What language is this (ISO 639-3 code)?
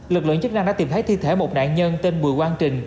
vie